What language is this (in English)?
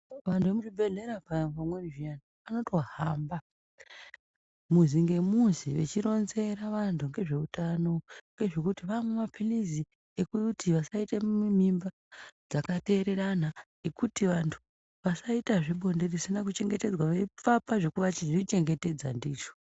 Ndau